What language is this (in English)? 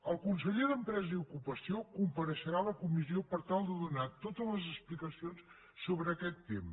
Catalan